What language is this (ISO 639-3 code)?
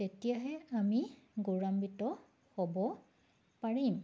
asm